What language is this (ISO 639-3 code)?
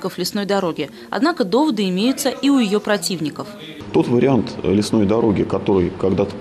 rus